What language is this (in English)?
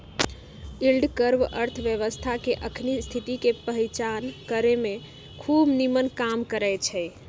Magahi